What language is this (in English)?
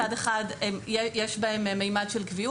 Hebrew